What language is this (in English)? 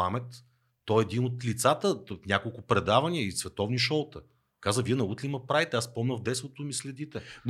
Bulgarian